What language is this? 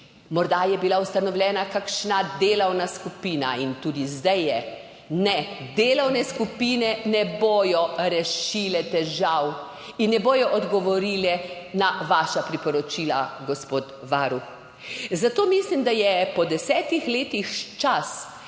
Slovenian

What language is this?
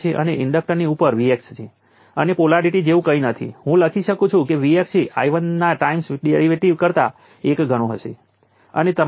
Gujarati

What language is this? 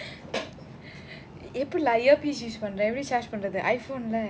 English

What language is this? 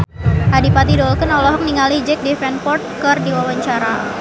Sundanese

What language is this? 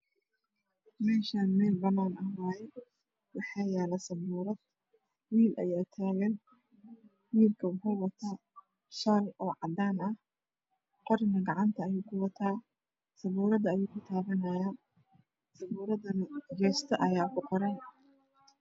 Somali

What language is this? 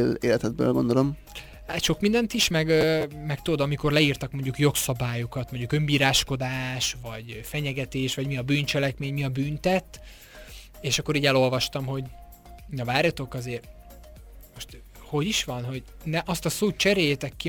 Hungarian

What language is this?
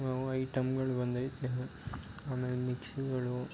Kannada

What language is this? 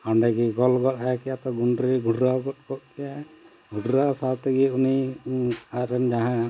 Santali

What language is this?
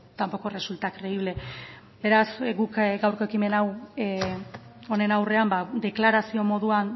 Basque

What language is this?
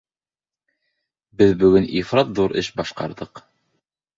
Bashkir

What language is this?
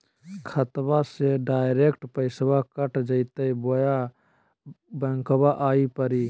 Magahi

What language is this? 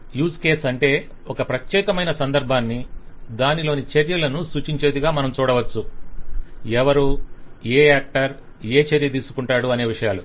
Telugu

